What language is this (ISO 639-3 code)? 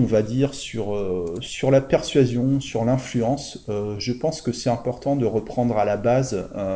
fra